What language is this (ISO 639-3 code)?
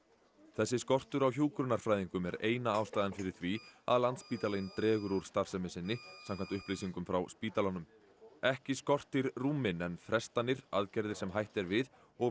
isl